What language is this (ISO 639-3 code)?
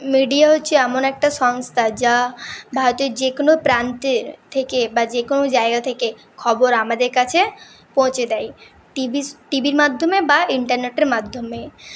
ben